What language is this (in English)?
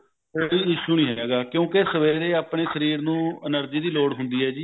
Punjabi